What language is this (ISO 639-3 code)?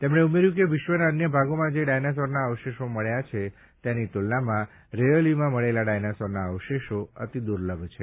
guj